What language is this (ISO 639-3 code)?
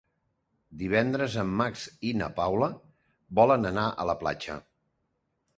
cat